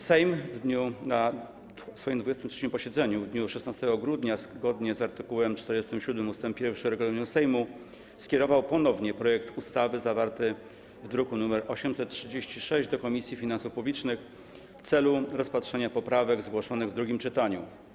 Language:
Polish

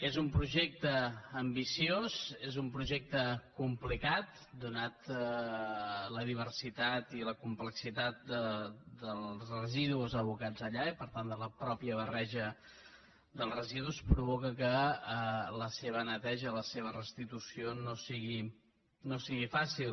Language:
Catalan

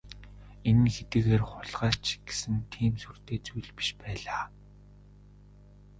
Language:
Mongolian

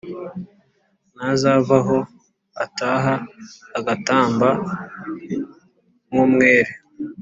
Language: Kinyarwanda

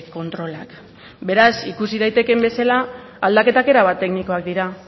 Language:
Basque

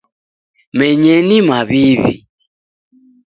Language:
Taita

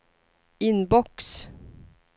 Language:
Swedish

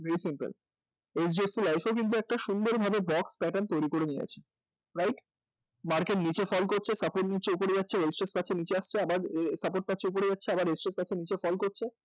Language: Bangla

